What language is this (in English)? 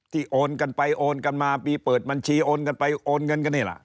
Thai